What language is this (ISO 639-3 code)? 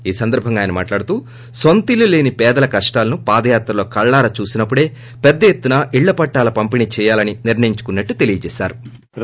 tel